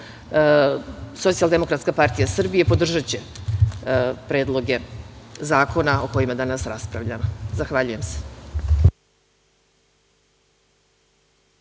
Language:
Serbian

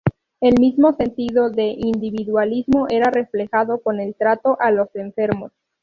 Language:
Spanish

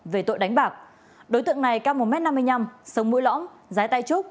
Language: Vietnamese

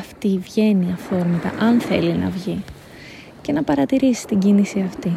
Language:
Greek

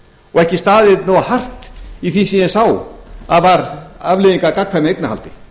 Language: Icelandic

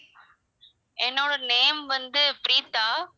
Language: Tamil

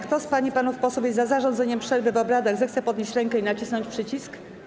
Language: Polish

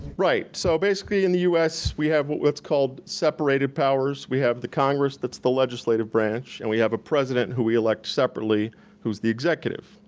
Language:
English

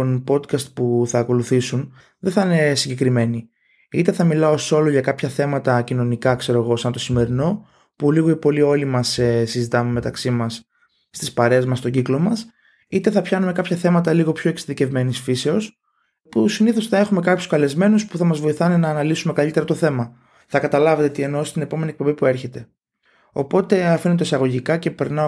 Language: Greek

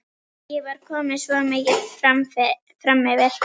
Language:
Icelandic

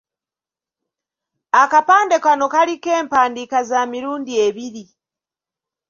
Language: Ganda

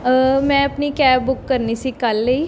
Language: Punjabi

